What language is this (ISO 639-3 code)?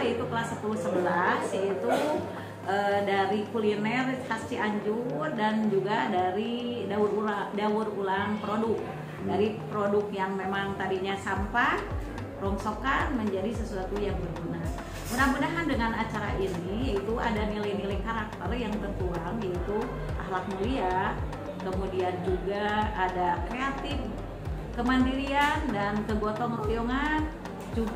ind